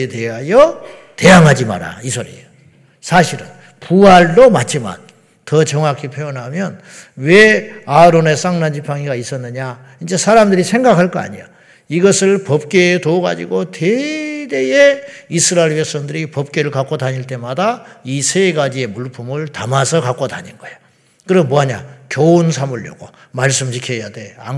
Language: Korean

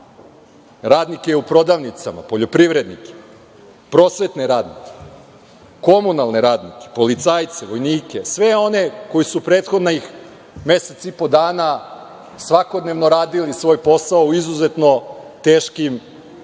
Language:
Serbian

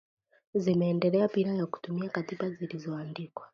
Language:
Swahili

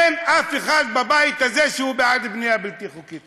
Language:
Hebrew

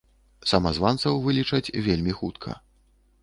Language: Belarusian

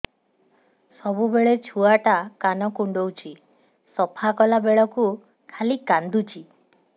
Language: Odia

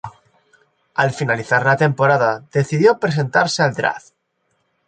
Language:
Spanish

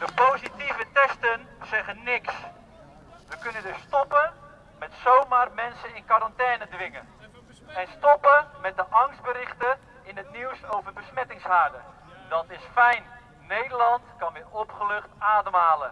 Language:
Dutch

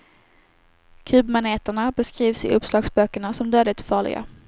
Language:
Swedish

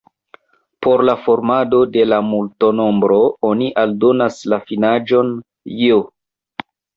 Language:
Esperanto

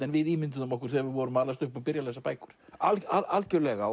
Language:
Icelandic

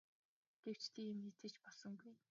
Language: Mongolian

